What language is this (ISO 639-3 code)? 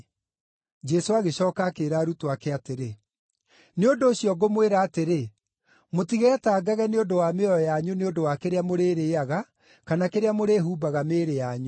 kik